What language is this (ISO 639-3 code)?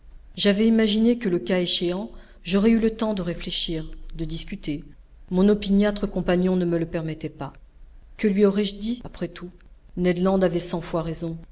fra